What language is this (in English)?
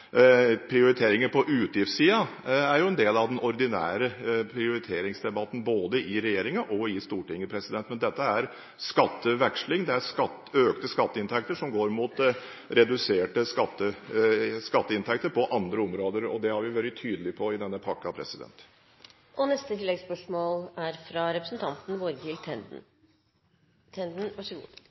Norwegian